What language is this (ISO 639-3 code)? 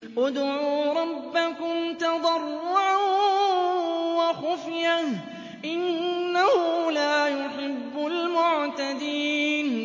ara